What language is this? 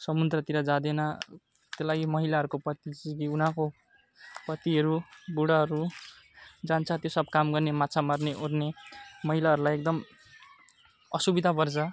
Nepali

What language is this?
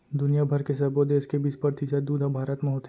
Chhattisgarhi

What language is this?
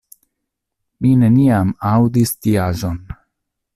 Esperanto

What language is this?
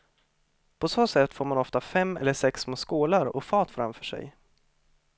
Swedish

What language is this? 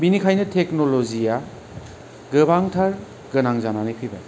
Bodo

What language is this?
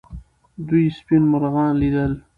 Pashto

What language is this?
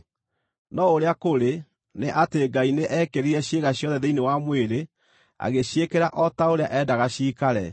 Kikuyu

